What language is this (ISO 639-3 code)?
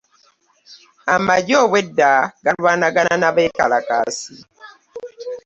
lug